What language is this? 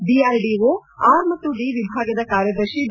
Kannada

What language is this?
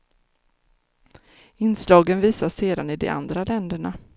Swedish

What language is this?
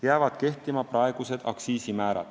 Estonian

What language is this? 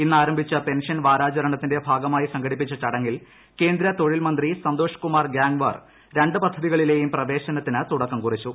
Malayalam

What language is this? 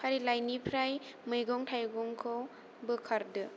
Bodo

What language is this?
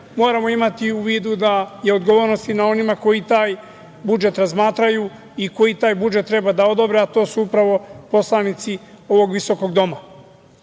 Serbian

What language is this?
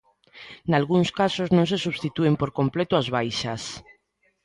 Galician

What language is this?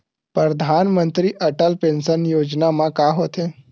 Chhattisgarhi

